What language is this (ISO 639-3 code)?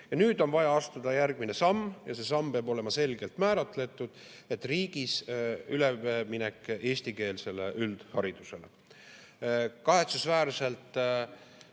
est